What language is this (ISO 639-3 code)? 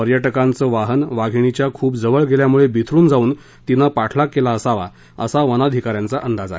mar